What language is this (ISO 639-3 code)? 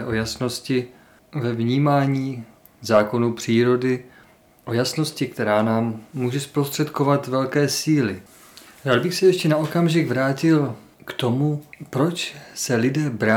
ces